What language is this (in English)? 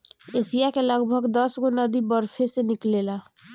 Bhojpuri